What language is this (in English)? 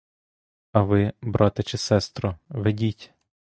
Ukrainian